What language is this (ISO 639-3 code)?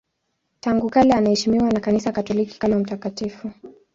swa